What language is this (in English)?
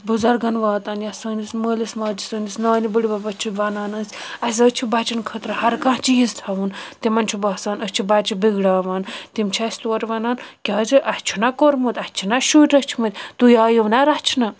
Kashmiri